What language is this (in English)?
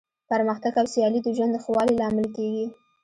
Pashto